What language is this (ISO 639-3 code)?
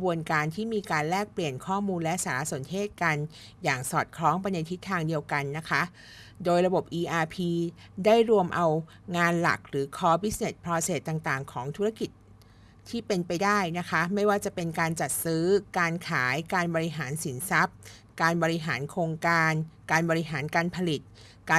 tha